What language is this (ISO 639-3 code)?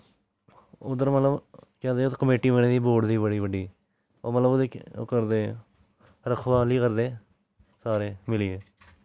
doi